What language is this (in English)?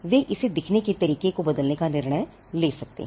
Hindi